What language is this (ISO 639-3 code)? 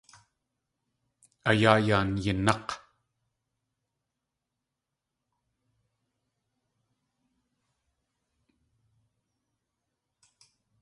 tli